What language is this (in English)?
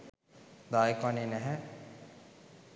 Sinhala